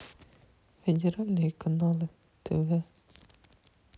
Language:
Russian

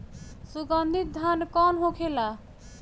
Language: Bhojpuri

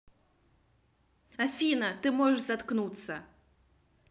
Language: Russian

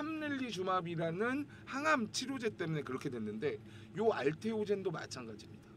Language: Korean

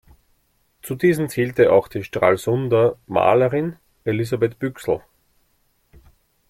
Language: German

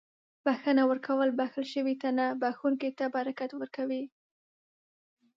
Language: Pashto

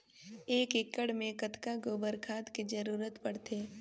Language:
Chhattisgarhi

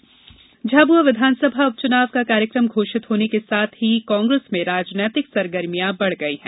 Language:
Hindi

